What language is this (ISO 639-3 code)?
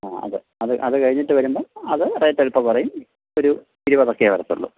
mal